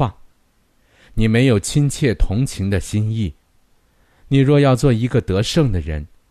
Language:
Chinese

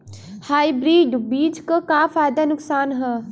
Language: Bhojpuri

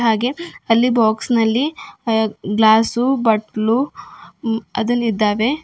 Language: Kannada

